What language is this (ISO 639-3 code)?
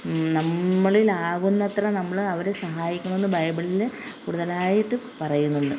mal